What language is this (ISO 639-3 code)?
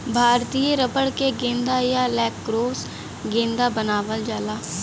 bho